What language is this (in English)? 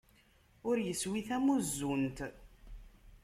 Kabyle